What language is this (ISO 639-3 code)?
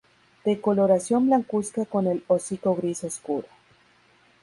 spa